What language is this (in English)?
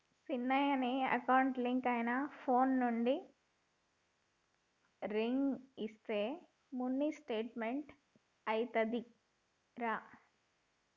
Telugu